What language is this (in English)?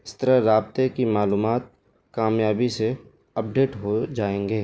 Urdu